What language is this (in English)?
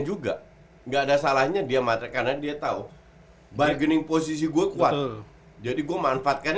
Indonesian